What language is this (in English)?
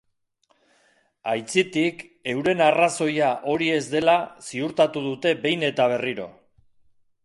Basque